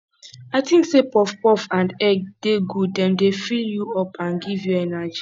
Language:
Nigerian Pidgin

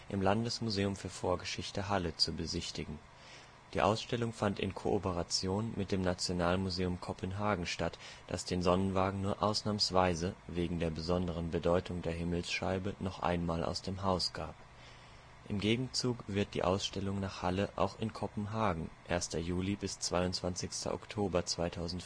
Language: German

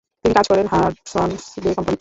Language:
Bangla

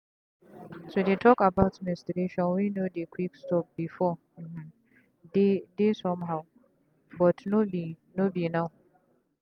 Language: Nigerian Pidgin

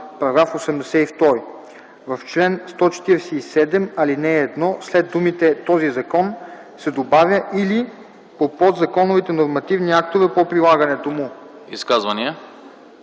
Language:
Bulgarian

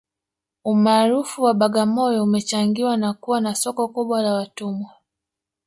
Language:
Swahili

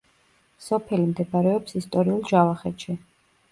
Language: Georgian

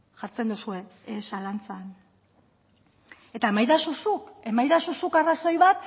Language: Basque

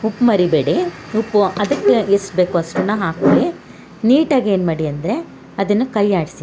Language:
Kannada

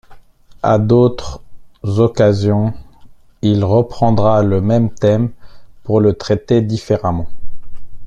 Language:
French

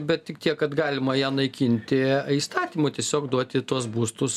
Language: Lithuanian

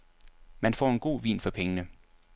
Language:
Danish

